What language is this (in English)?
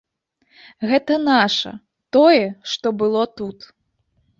Belarusian